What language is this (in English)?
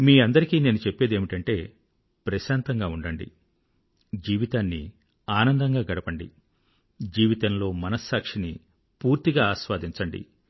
Telugu